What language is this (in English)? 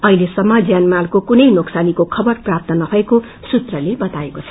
Nepali